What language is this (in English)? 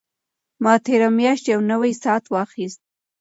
Pashto